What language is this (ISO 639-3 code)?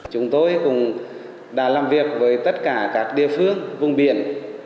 vie